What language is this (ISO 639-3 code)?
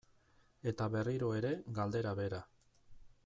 eus